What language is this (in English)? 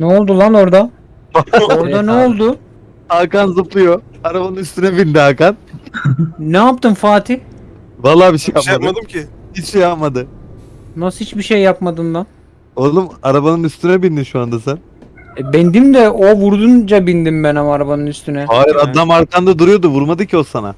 Turkish